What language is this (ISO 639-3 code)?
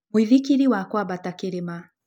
kik